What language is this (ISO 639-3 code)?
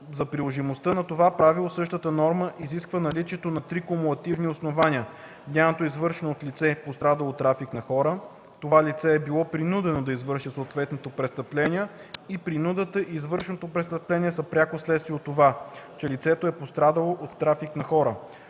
bul